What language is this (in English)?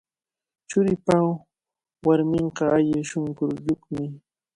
Cajatambo North Lima Quechua